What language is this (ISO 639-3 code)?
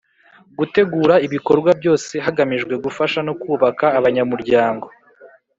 kin